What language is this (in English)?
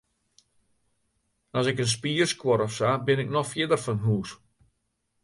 Western Frisian